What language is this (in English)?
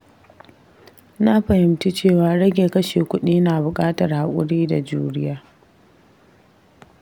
Hausa